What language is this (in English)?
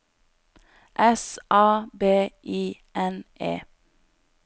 Norwegian